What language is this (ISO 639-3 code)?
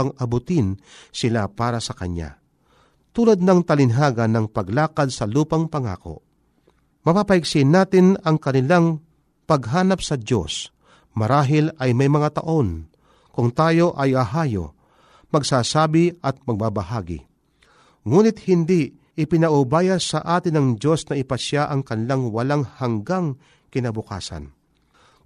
fil